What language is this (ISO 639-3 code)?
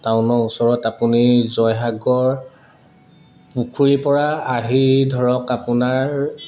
asm